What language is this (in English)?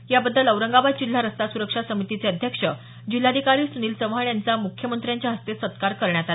Marathi